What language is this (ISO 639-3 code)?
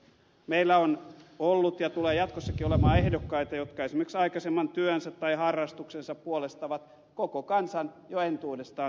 fin